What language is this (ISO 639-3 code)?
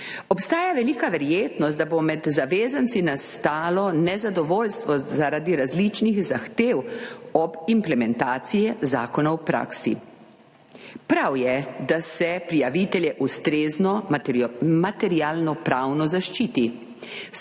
slv